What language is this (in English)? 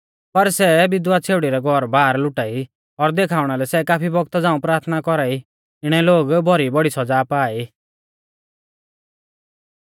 Mahasu Pahari